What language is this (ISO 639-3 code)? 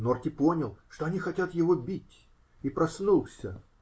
rus